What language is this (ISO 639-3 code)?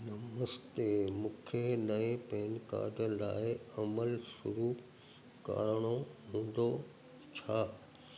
snd